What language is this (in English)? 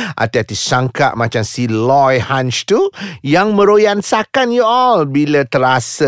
Malay